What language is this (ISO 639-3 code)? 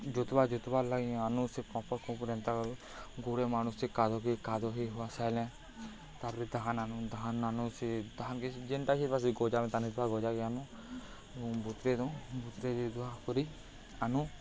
ori